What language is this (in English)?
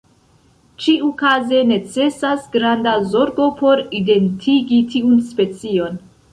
Esperanto